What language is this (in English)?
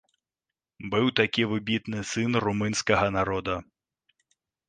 Belarusian